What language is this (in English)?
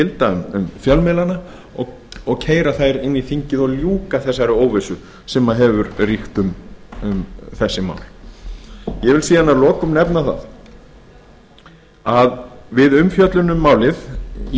Icelandic